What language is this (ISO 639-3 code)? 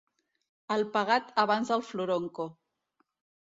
cat